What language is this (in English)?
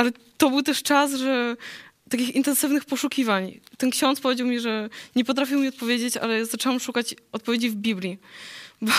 Polish